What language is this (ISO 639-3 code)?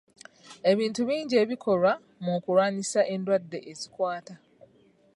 lug